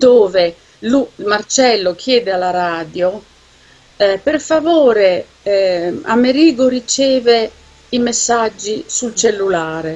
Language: Italian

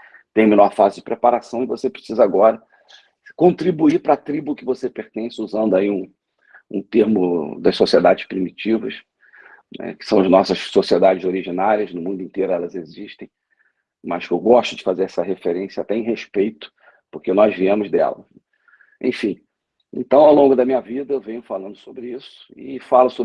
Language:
Portuguese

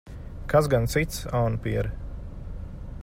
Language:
Latvian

